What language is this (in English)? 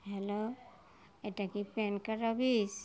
Bangla